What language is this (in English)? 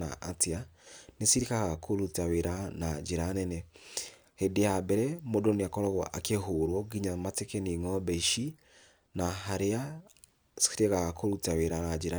Kikuyu